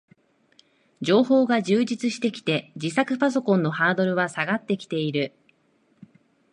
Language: Japanese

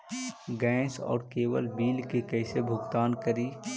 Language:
Magahi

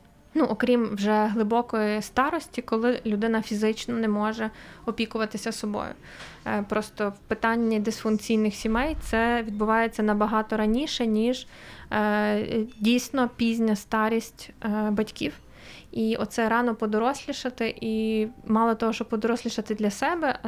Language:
Ukrainian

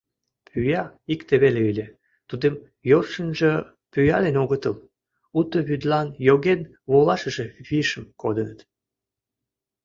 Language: Mari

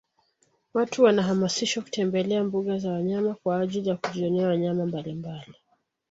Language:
Swahili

